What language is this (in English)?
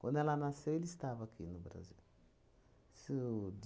Portuguese